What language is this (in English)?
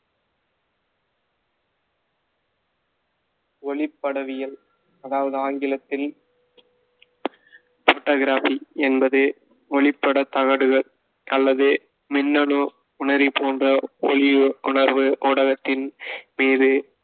Tamil